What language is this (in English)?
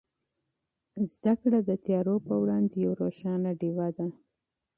Pashto